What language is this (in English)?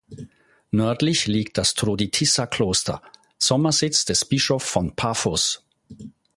German